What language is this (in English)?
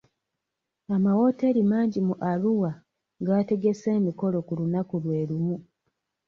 Ganda